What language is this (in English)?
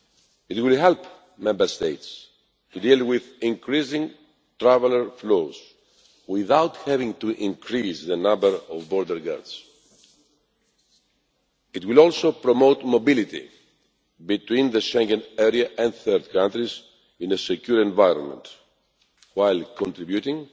English